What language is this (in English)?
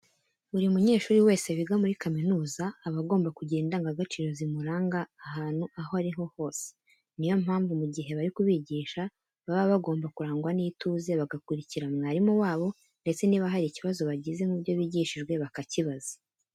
Kinyarwanda